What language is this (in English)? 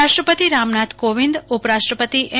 Gujarati